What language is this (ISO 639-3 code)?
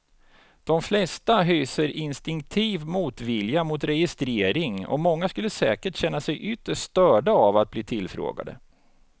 swe